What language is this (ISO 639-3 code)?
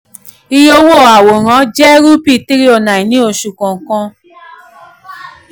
yor